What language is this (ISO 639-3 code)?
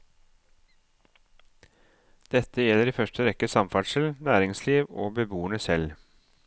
nor